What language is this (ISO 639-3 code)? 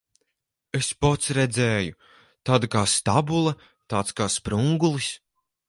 lav